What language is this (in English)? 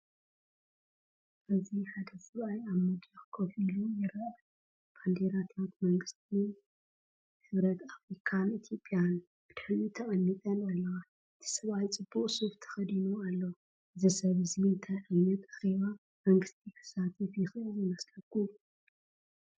Tigrinya